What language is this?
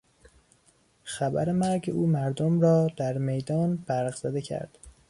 Persian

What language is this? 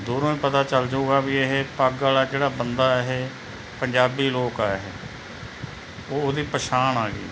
Punjabi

